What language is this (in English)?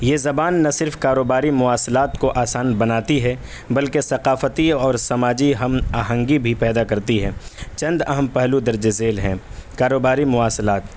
Urdu